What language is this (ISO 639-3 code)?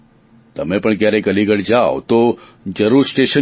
guj